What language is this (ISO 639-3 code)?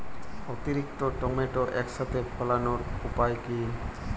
ben